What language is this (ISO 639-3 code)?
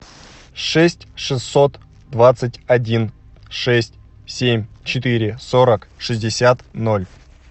rus